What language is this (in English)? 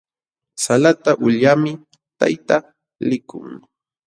Jauja Wanca Quechua